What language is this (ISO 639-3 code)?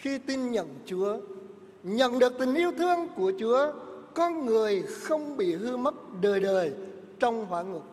vie